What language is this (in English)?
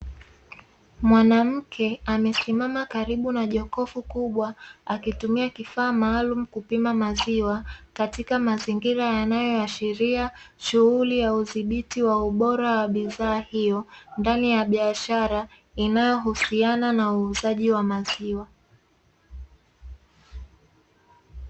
Swahili